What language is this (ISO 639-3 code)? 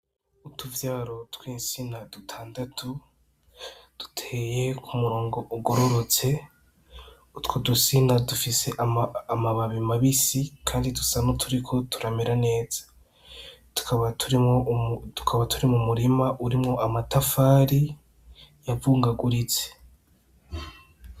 run